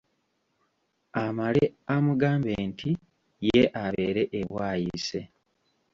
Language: Ganda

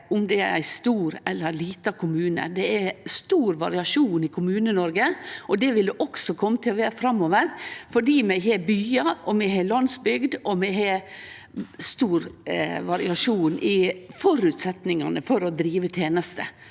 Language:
Norwegian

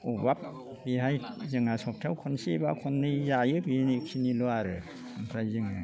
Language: Bodo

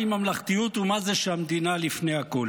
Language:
Hebrew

